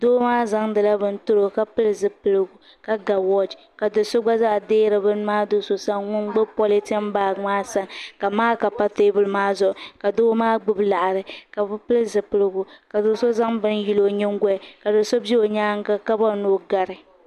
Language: Dagbani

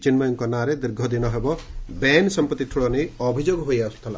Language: Odia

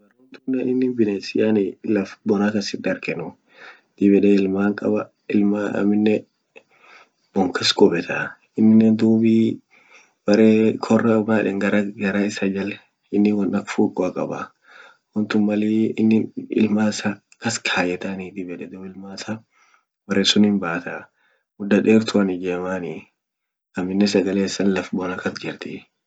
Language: Orma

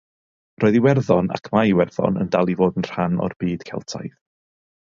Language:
Welsh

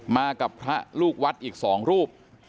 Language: Thai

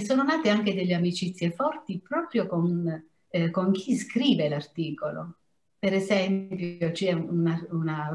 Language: Italian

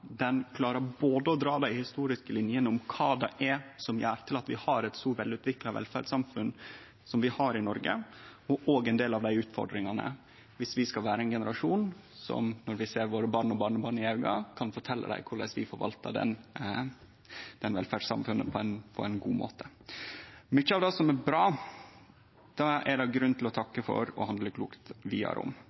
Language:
Norwegian Nynorsk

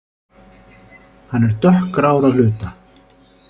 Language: Icelandic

